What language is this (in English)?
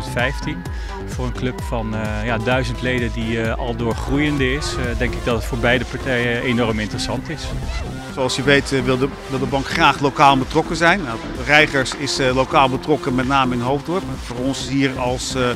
Dutch